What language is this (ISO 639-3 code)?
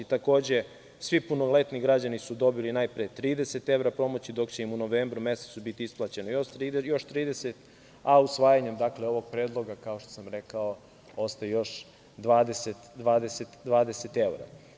srp